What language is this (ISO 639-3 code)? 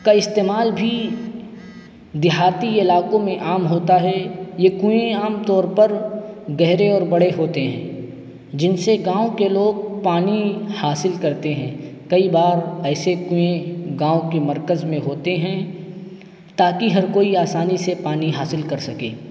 urd